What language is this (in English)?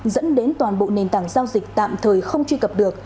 Vietnamese